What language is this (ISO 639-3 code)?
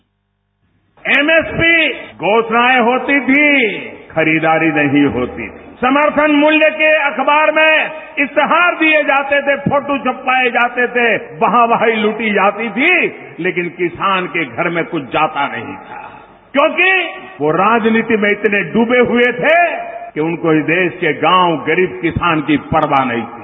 hin